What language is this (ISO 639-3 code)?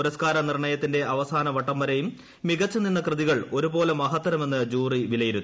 mal